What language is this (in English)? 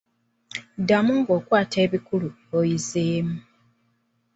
Ganda